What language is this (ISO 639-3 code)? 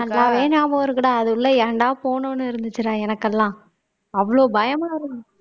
tam